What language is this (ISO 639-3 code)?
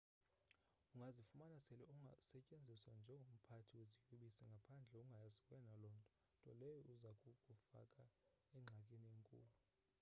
xho